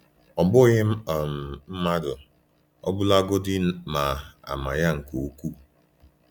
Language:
Igbo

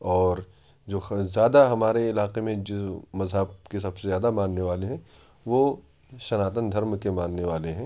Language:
Urdu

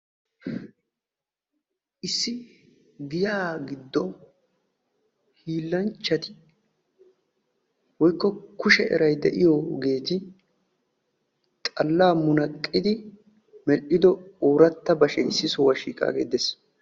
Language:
Wolaytta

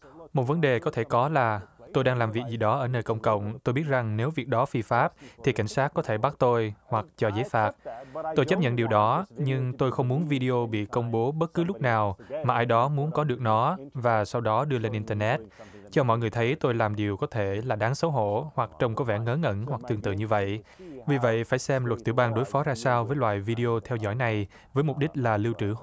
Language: Vietnamese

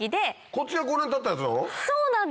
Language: Japanese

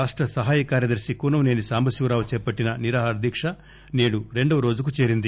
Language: Telugu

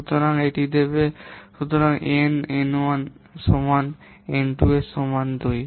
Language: Bangla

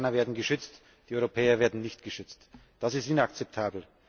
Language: German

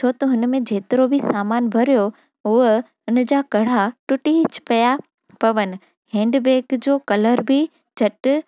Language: Sindhi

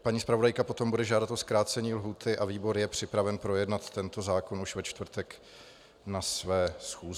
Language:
Czech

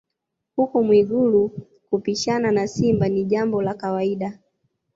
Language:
Swahili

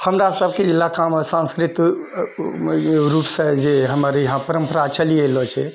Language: Maithili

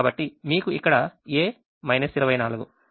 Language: Telugu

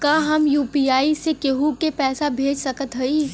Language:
Bhojpuri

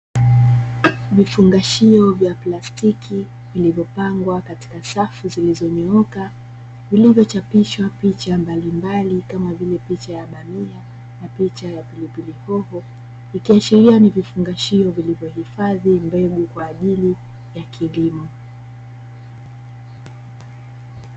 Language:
Swahili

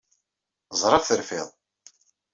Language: Kabyle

